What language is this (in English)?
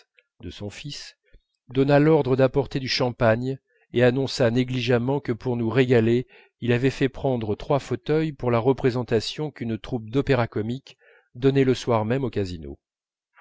French